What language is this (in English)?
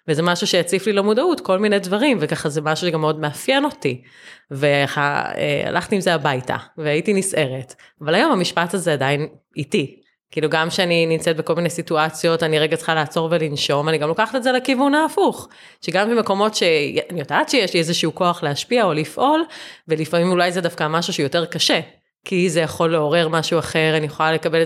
Hebrew